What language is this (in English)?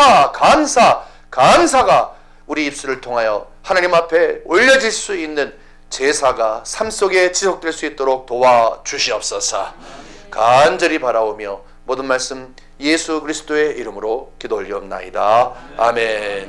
Korean